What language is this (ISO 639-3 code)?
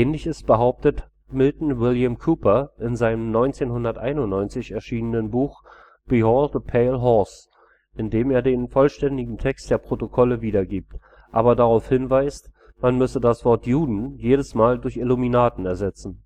deu